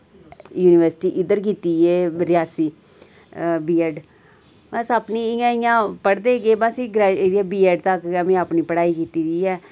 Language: Dogri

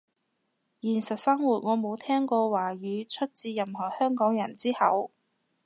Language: Cantonese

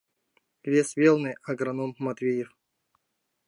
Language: Mari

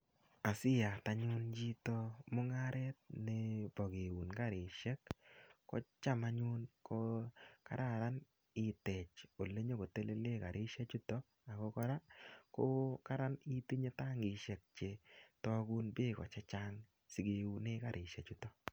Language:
Kalenjin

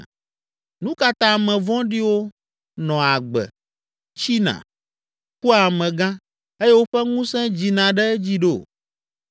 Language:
Ewe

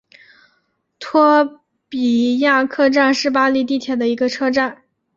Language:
Chinese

